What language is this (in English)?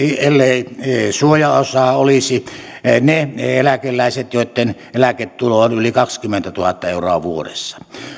Finnish